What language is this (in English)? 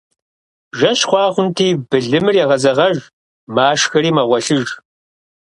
Kabardian